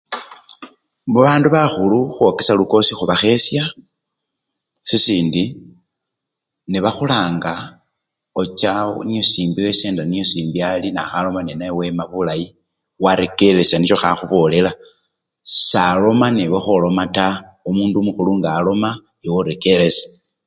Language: Luyia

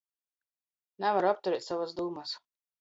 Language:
Latgalian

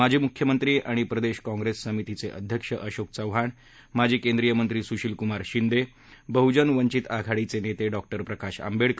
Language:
Marathi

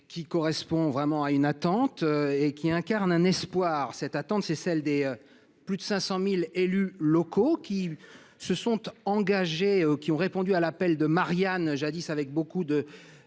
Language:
French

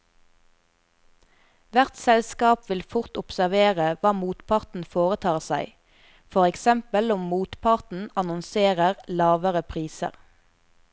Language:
Norwegian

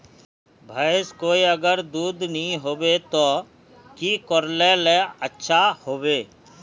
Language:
Magahi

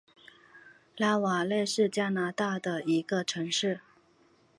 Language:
Chinese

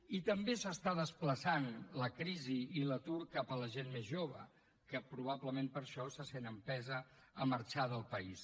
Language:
Catalan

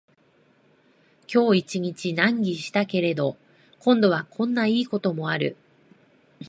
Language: Japanese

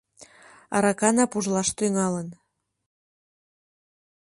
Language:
Mari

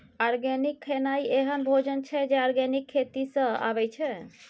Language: Maithili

